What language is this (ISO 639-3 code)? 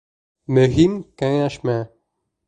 bak